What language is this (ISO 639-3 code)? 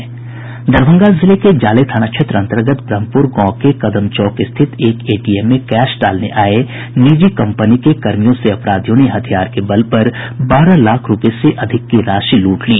hin